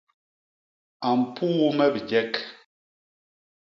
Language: Basaa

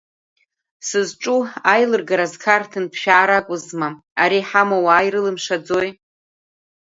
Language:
Abkhazian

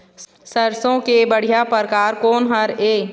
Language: Chhattisgarhi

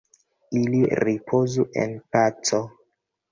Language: Esperanto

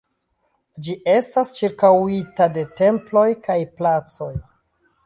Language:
Esperanto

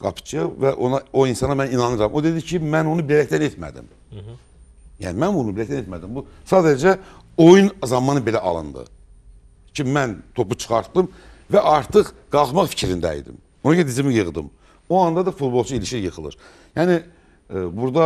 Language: Turkish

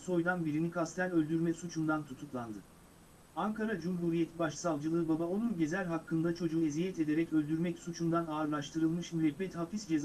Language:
Turkish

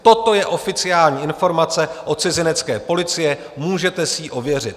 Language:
Czech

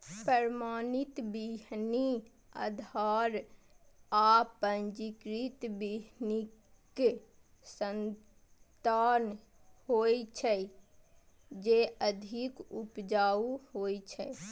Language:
Maithili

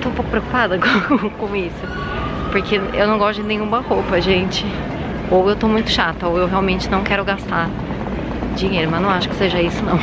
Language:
Portuguese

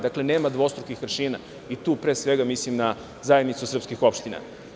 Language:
Serbian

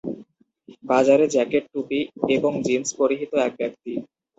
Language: Bangla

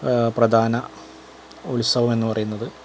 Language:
Malayalam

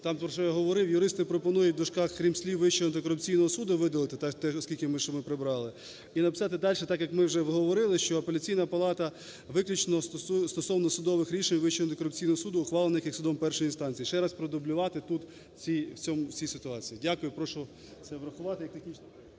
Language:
Ukrainian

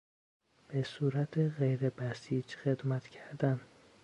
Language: Persian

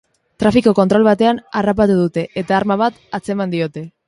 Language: Basque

